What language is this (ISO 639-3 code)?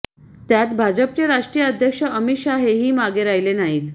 mar